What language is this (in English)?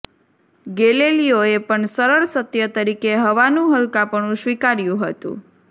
Gujarati